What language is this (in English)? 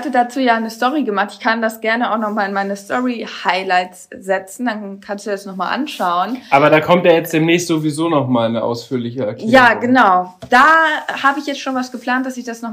German